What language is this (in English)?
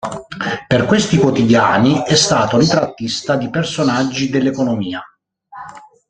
Italian